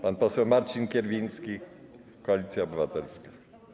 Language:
Polish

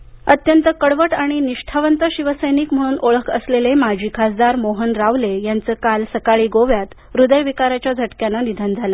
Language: Marathi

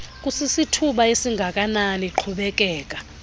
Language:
Xhosa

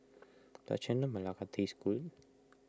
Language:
English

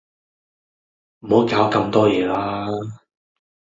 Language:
Cantonese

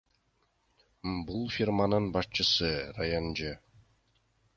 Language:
Kyrgyz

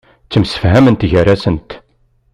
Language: Kabyle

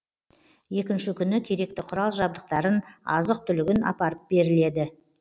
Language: Kazakh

